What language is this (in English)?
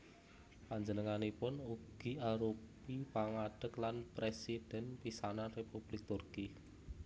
Javanese